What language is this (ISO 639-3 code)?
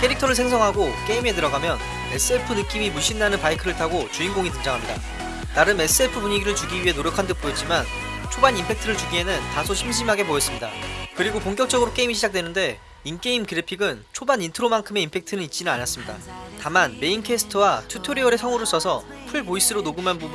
kor